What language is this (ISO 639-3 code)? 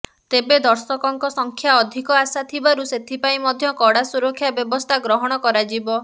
ori